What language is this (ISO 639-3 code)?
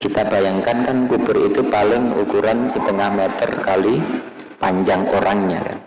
ind